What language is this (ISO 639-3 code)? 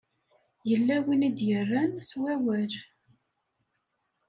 kab